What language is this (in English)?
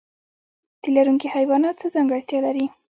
Pashto